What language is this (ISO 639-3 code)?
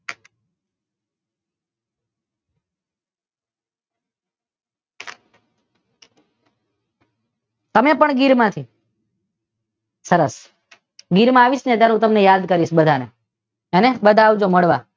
guj